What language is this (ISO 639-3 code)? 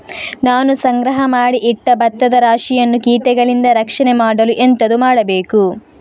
kan